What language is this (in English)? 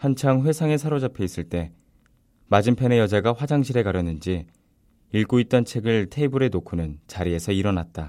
Korean